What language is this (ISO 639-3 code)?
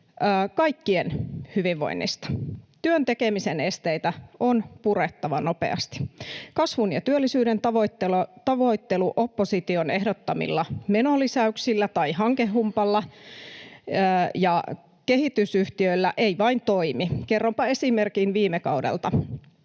fin